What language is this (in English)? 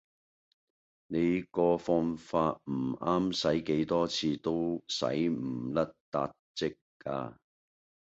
Cantonese